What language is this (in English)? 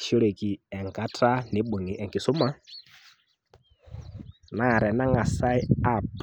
Masai